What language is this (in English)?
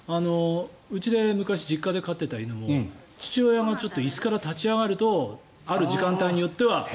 Japanese